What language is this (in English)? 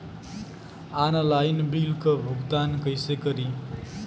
Bhojpuri